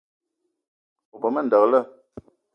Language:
Eton (Cameroon)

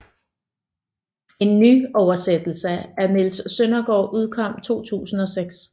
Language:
Danish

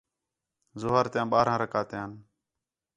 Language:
Khetrani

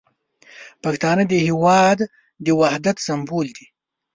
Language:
Pashto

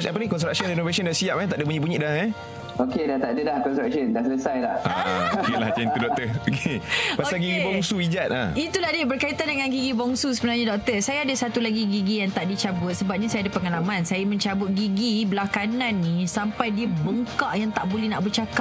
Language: Malay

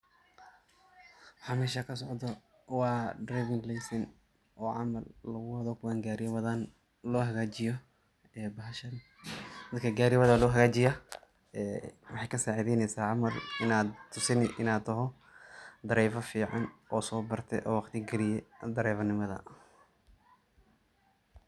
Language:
Somali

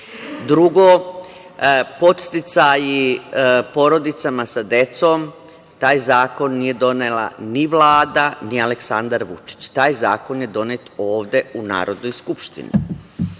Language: Serbian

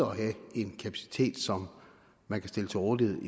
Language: Danish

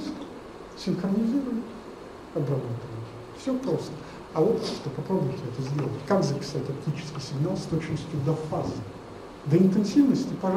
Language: Russian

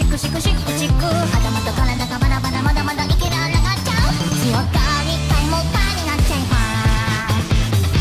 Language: Japanese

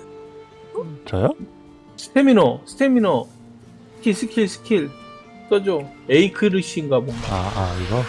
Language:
Korean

